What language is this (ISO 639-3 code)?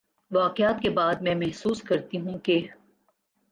urd